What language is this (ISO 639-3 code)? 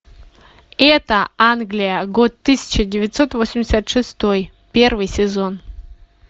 rus